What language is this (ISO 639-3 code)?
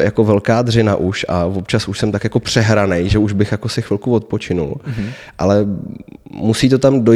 ces